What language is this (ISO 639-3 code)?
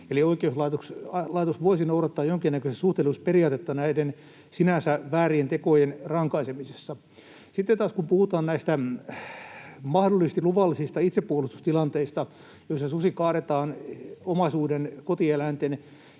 fin